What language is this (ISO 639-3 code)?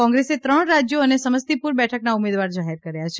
guj